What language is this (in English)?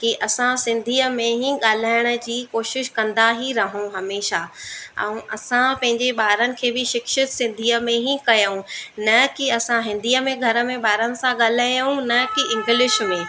Sindhi